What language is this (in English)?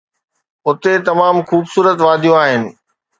Sindhi